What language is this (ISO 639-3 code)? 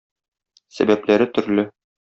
tat